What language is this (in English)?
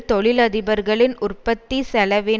Tamil